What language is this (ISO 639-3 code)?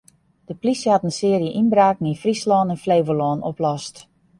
fry